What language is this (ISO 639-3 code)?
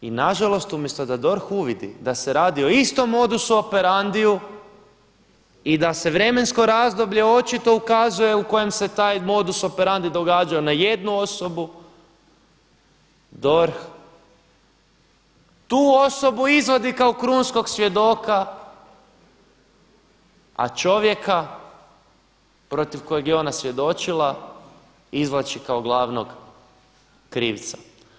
hrv